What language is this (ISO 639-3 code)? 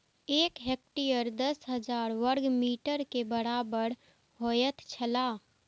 mai